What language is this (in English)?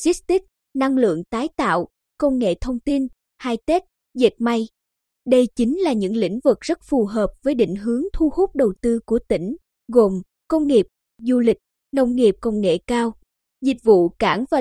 Vietnamese